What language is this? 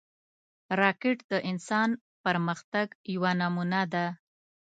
Pashto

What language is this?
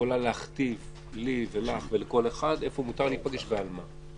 Hebrew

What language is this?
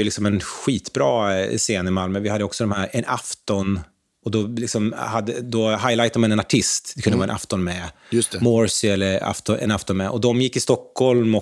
Swedish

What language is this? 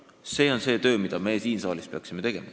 Estonian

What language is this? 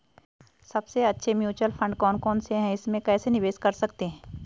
Hindi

